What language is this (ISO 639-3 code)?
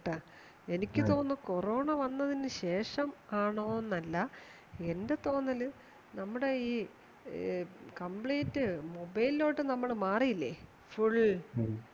mal